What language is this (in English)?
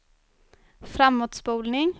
Swedish